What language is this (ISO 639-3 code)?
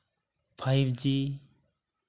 sat